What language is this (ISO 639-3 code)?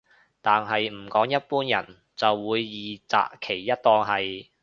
yue